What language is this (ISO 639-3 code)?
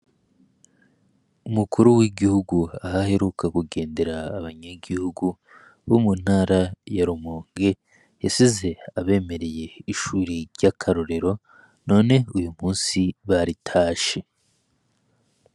run